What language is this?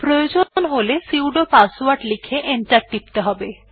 Bangla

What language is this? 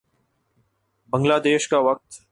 Urdu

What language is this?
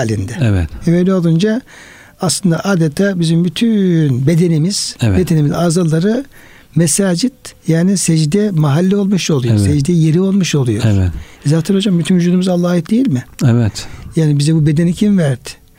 Turkish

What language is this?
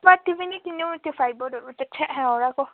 Nepali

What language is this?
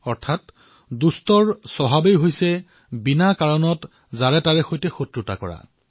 Assamese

